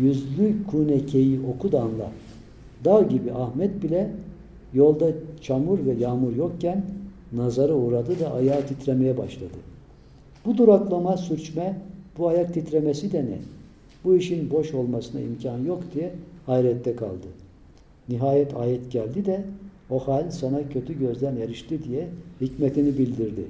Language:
Turkish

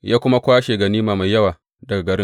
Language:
Hausa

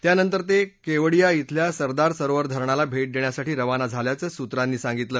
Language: Marathi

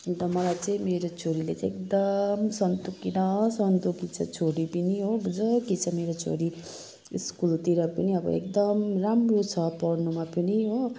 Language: Nepali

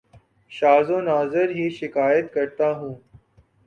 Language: Urdu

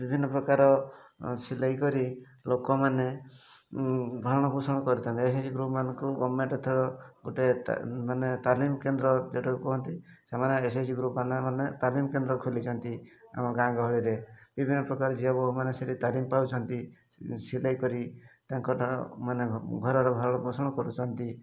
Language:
Odia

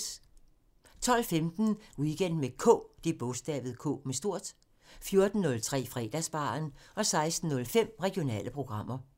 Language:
Danish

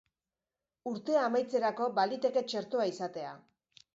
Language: Basque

